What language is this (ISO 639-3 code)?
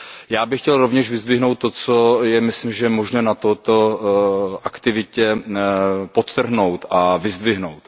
ces